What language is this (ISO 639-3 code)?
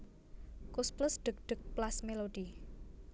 jav